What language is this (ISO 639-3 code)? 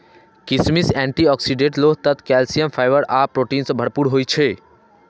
mai